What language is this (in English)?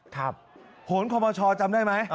Thai